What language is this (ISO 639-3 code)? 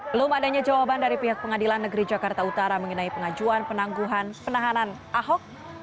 ind